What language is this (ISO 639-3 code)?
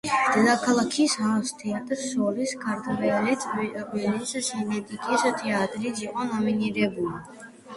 kat